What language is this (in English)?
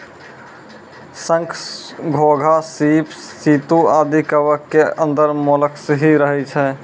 Maithili